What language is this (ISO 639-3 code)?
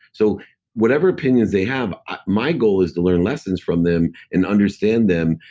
eng